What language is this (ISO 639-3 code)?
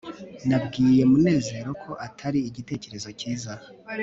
kin